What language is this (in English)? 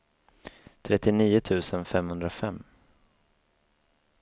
Swedish